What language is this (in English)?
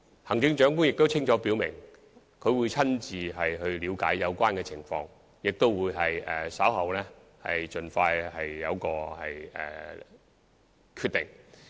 Cantonese